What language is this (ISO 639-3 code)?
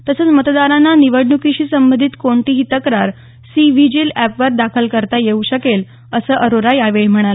mar